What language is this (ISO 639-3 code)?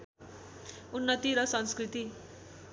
nep